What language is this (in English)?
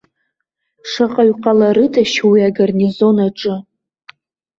Abkhazian